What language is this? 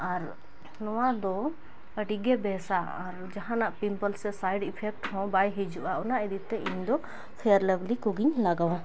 Santali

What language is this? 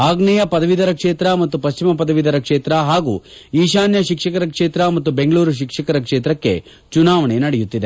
Kannada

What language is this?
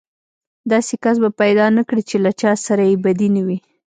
Pashto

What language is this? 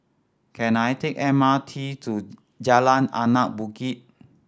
English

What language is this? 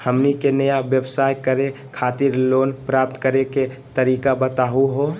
Magahi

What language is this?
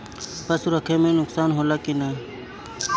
Bhojpuri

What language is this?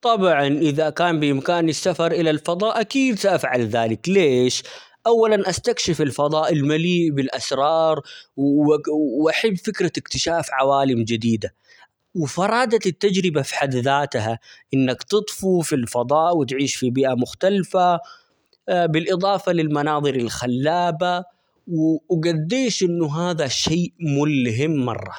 Omani Arabic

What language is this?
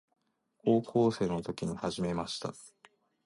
Japanese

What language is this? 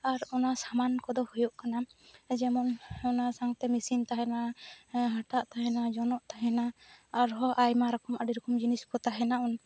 Santali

